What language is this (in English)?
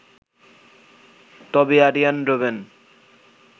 Bangla